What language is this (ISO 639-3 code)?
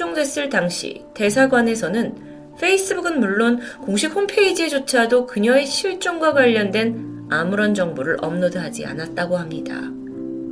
kor